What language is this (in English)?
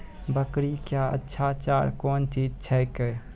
Maithili